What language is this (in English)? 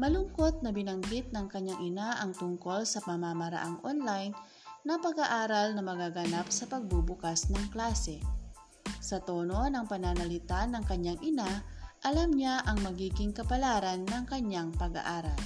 Filipino